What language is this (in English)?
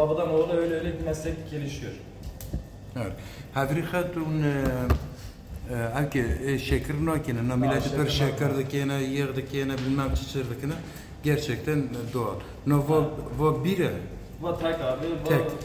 Turkish